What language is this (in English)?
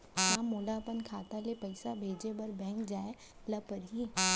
Chhattisgarhi